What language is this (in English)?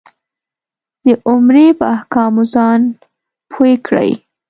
Pashto